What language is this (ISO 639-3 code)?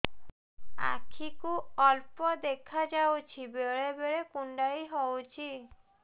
ori